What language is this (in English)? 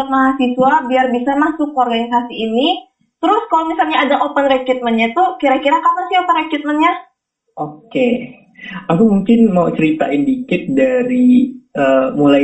Indonesian